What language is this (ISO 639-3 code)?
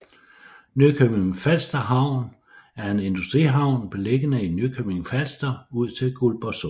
dan